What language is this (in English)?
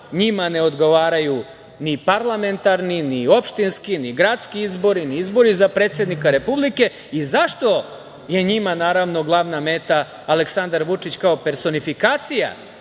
Serbian